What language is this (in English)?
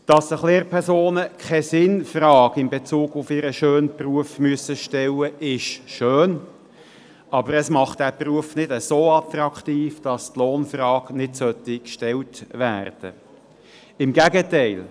Swiss German